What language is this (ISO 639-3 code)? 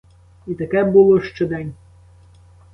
ukr